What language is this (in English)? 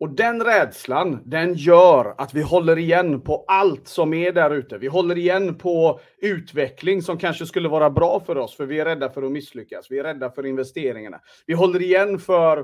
Swedish